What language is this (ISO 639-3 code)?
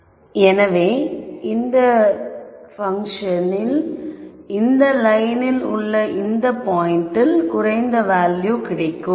tam